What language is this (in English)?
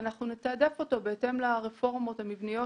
Hebrew